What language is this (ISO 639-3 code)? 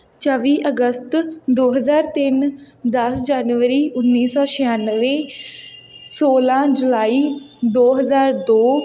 pan